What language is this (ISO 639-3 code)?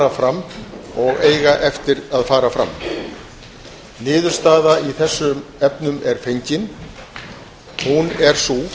isl